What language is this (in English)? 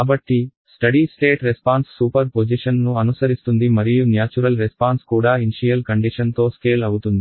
Telugu